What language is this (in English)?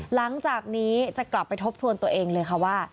Thai